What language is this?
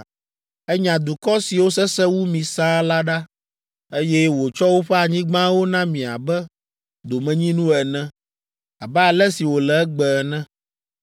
Ewe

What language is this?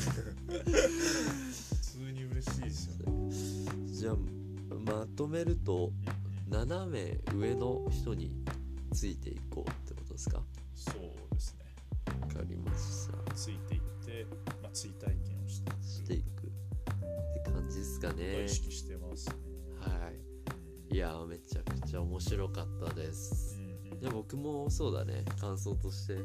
Japanese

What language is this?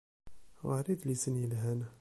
Kabyle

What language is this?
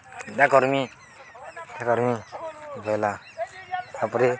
Odia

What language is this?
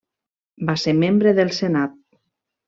Catalan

